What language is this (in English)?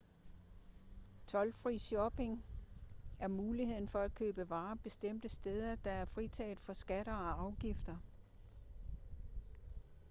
Danish